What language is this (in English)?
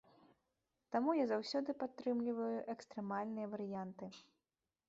Belarusian